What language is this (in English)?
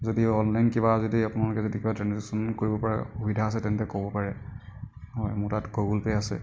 Assamese